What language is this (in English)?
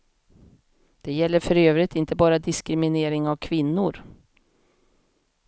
Swedish